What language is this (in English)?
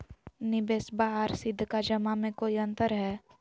Magahi